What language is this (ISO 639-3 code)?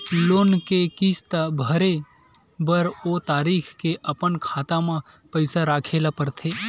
hne